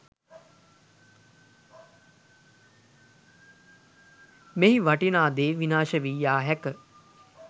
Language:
Sinhala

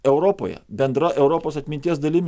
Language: Lithuanian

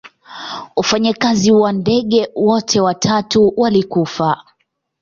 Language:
Swahili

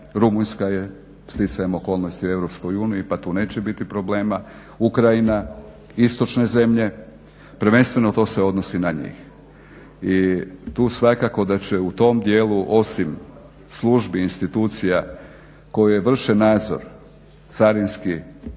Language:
Croatian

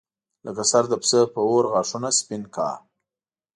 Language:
Pashto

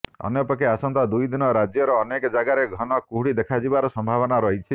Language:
Odia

